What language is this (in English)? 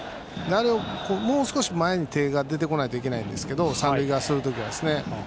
Japanese